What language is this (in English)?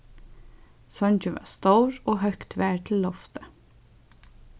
Faroese